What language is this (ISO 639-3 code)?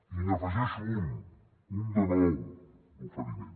cat